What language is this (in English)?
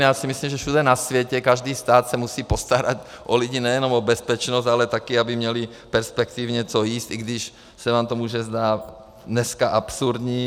Czech